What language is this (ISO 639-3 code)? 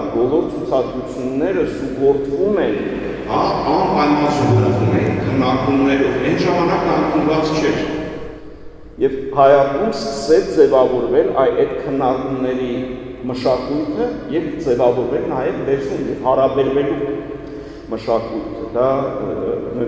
tur